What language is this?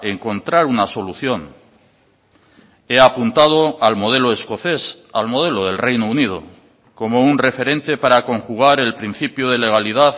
Spanish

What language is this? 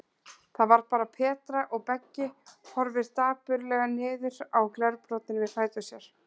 Icelandic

